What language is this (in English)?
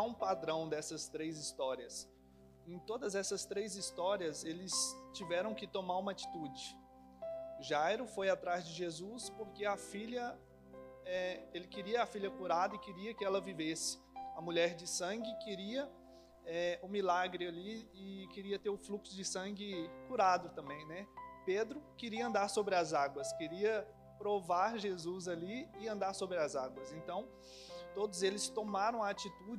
Portuguese